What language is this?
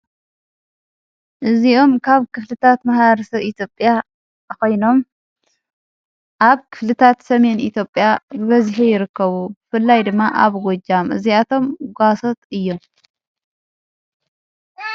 Tigrinya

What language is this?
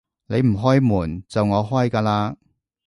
Cantonese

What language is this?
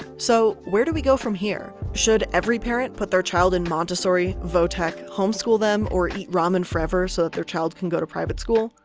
English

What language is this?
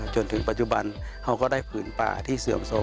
Thai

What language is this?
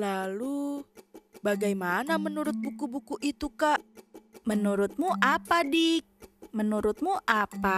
Indonesian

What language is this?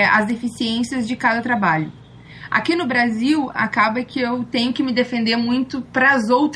Portuguese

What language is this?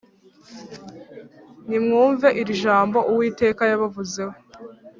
Kinyarwanda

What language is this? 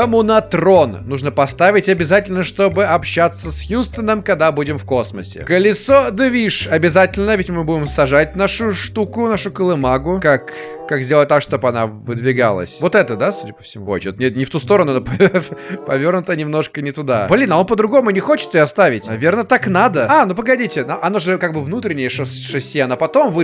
Russian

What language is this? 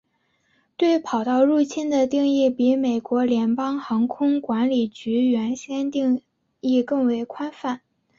Chinese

